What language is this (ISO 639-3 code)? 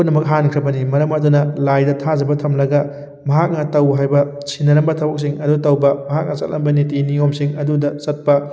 mni